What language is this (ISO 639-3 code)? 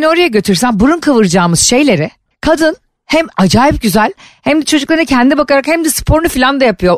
tur